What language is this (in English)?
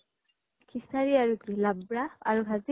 Assamese